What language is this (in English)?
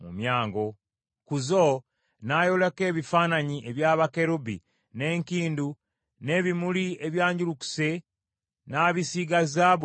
Ganda